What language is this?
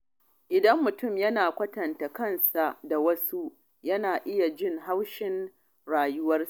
Hausa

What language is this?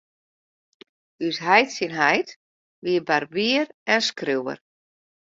Western Frisian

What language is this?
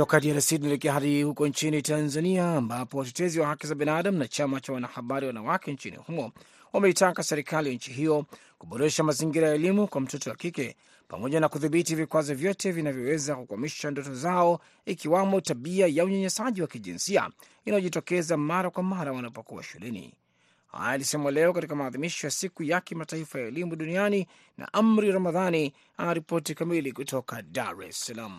Swahili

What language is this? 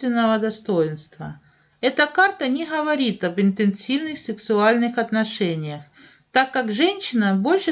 Russian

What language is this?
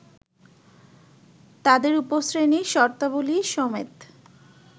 Bangla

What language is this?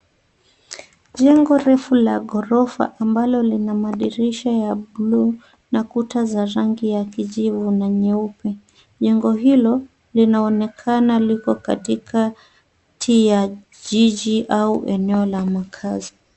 Swahili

